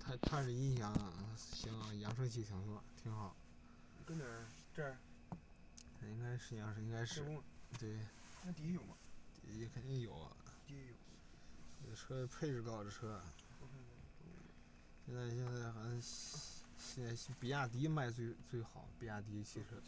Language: Chinese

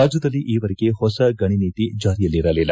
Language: Kannada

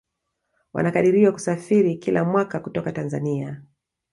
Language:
Swahili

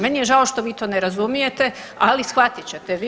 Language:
Croatian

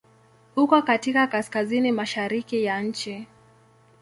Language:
Swahili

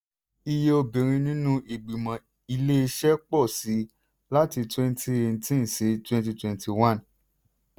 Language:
Yoruba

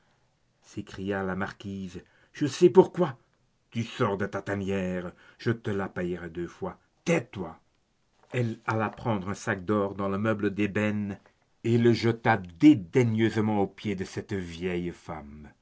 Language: French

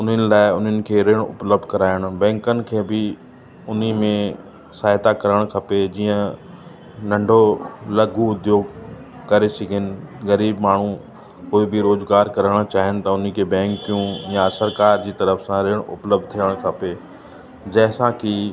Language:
Sindhi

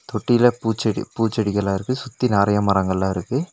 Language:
Tamil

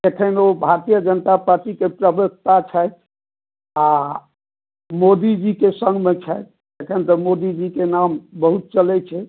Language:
Maithili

